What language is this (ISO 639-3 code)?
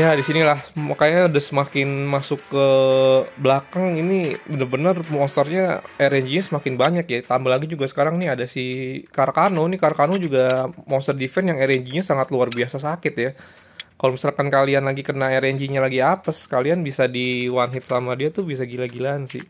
ind